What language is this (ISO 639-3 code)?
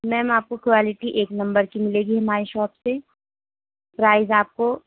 urd